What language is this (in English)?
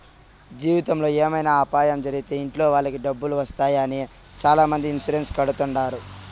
Telugu